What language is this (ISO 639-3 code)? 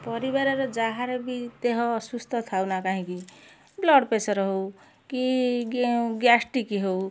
ori